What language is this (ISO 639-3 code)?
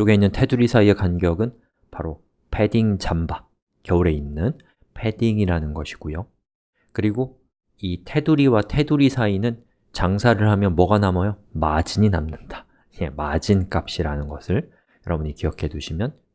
kor